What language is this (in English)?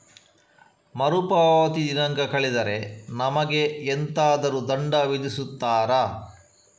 Kannada